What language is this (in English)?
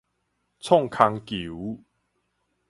Min Nan Chinese